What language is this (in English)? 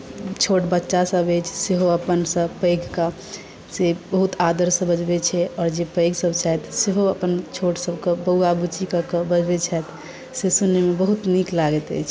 Maithili